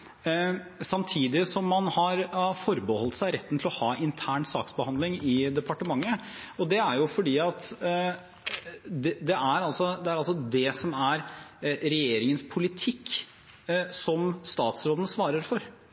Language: Norwegian Bokmål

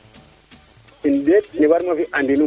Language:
Serer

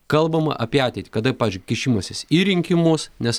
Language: Lithuanian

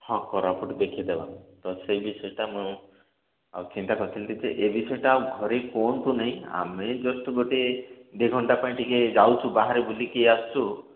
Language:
Odia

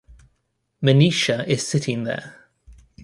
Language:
English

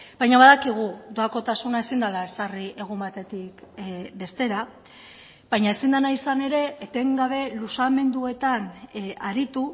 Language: Basque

